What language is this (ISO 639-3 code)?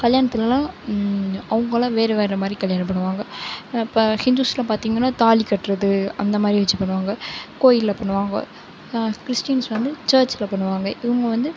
tam